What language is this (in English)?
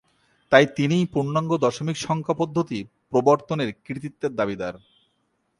Bangla